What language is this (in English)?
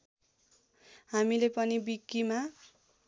Nepali